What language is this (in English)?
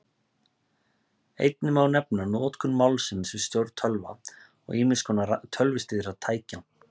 Icelandic